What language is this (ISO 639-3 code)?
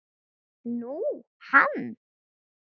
isl